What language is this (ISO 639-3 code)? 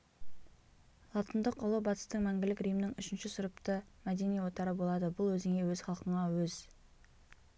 kaz